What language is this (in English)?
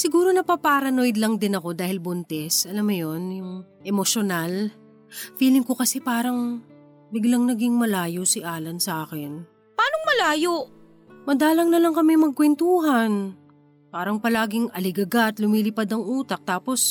Filipino